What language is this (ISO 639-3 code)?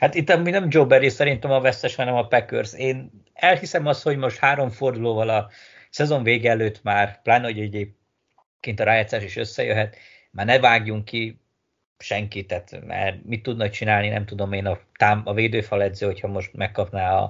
hun